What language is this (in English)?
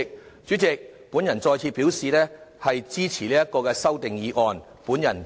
Cantonese